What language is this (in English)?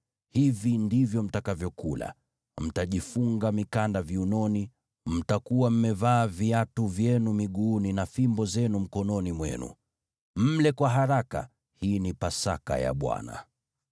Swahili